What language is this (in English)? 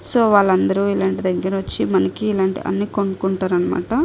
Telugu